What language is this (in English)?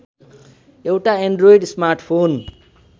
Nepali